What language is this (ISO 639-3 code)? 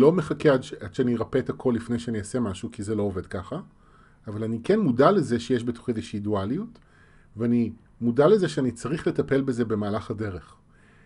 heb